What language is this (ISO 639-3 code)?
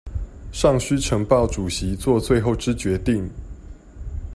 zho